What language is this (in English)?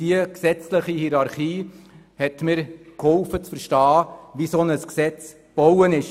Swiss German